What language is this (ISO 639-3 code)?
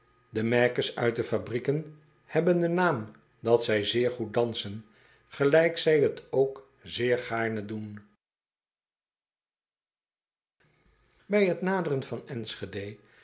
nld